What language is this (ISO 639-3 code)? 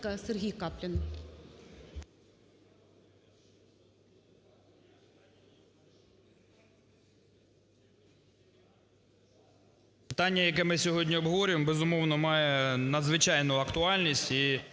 ukr